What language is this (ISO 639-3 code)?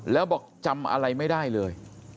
tha